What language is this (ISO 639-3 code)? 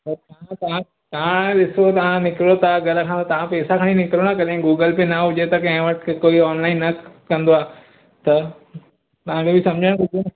snd